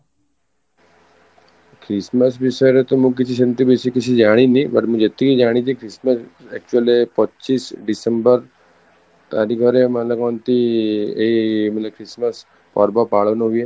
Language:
Odia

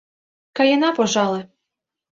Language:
Mari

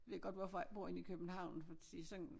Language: Danish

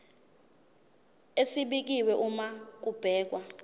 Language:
Zulu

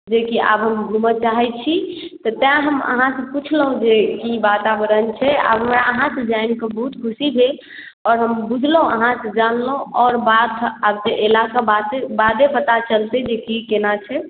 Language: Maithili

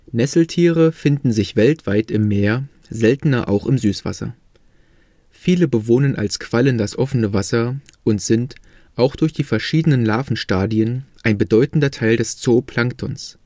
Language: German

